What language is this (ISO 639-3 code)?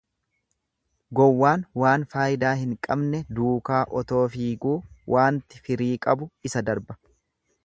orm